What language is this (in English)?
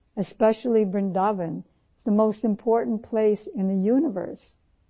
Urdu